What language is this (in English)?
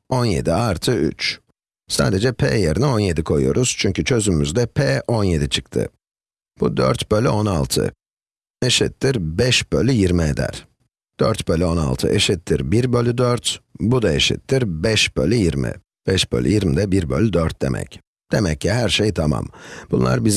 Turkish